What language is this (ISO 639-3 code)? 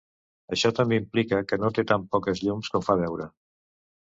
cat